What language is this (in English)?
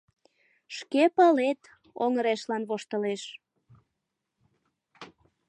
Mari